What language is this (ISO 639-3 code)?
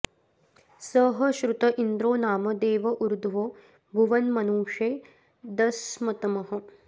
san